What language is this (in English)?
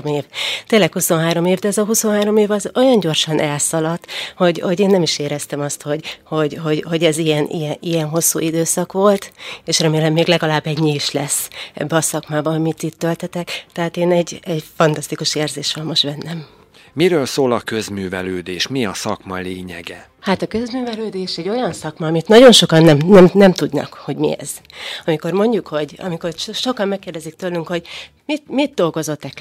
Hungarian